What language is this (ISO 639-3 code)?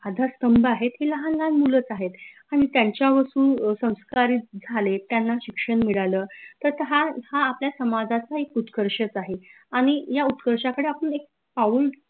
mar